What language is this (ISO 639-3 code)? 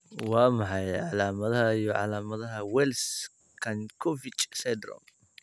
som